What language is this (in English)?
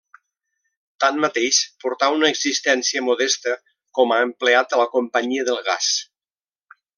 Catalan